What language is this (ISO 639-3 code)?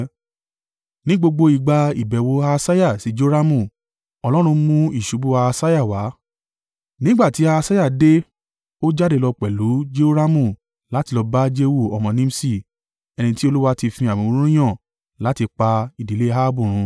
yor